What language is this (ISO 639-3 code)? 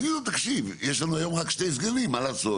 heb